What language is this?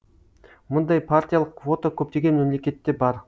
Kazakh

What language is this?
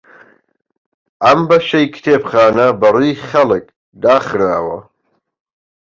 Central Kurdish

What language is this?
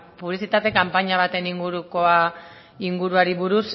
Basque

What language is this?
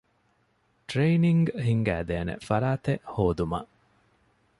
Divehi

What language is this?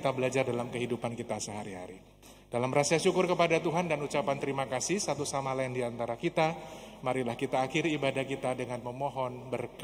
Indonesian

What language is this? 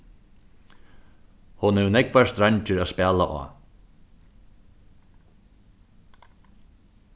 Faroese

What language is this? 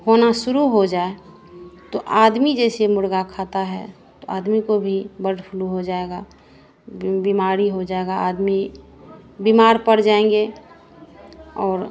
Hindi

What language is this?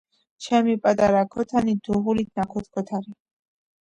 Georgian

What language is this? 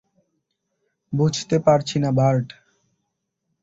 Bangla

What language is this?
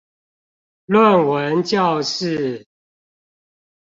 Chinese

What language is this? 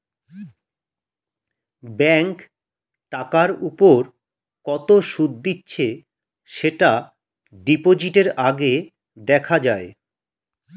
Bangla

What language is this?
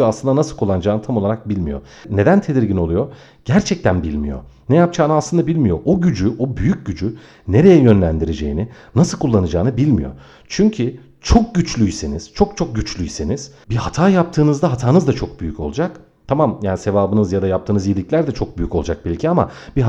Turkish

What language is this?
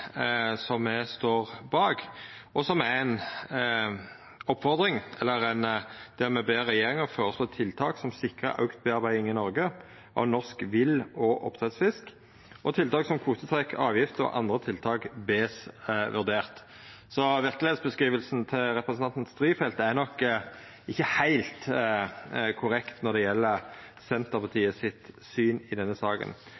Norwegian Nynorsk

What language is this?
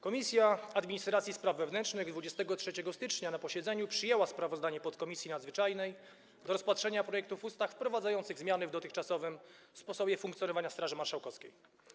Polish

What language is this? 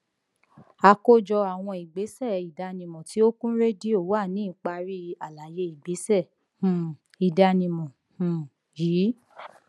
Yoruba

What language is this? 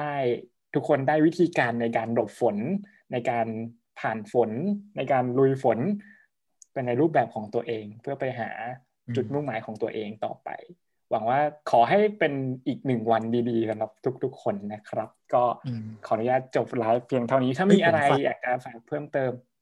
Thai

